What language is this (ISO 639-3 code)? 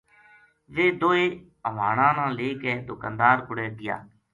gju